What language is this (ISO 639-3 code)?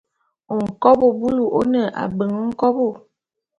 bum